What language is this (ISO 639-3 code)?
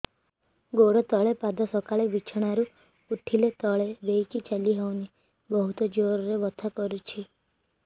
ori